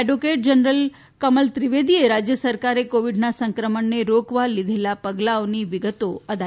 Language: Gujarati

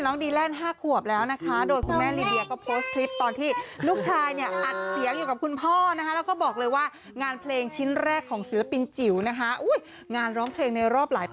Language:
Thai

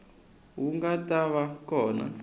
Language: Tsonga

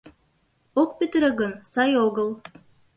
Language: Mari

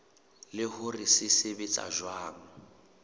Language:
Southern Sotho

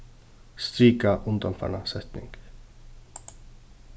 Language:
Faroese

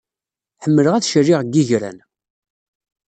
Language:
Kabyle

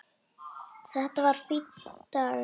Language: Icelandic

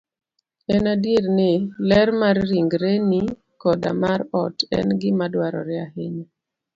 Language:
Luo (Kenya and Tanzania)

